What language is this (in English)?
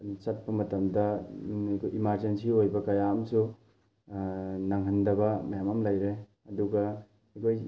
Manipuri